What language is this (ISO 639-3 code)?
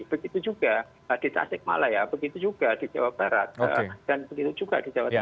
ind